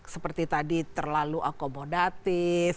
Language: Indonesian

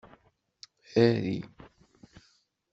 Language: Kabyle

